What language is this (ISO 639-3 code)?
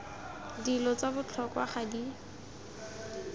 tsn